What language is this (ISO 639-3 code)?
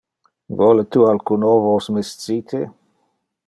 ina